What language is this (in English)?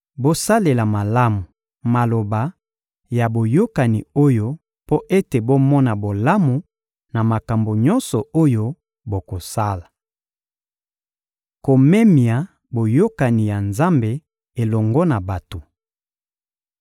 Lingala